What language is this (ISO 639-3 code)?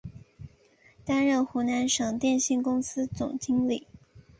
zho